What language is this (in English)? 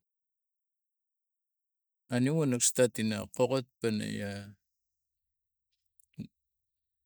Tigak